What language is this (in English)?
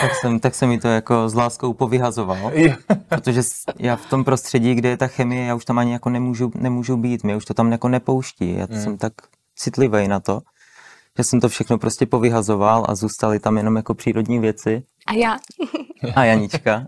Czech